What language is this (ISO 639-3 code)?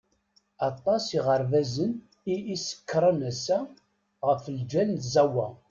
kab